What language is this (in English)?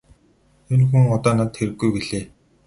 Mongolian